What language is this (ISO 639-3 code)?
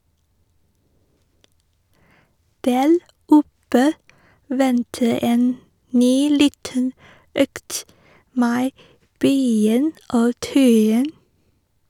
nor